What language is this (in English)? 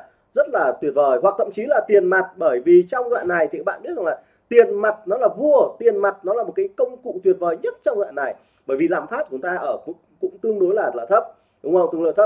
Vietnamese